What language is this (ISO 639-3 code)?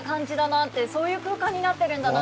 jpn